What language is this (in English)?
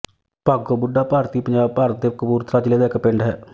Punjabi